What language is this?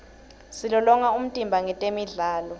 Swati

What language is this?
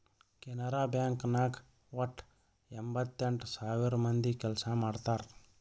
Kannada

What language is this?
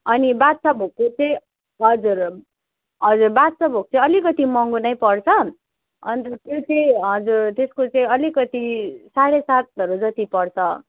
Nepali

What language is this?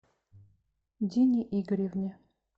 Russian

